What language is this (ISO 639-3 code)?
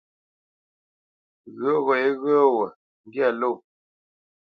bce